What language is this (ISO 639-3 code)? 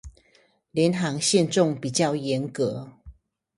zho